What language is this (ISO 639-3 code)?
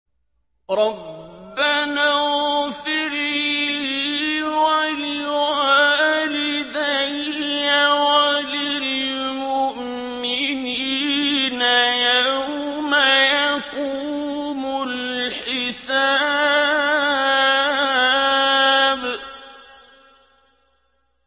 ara